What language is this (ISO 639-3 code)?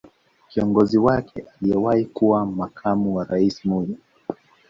swa